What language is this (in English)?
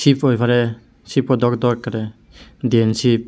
Chakma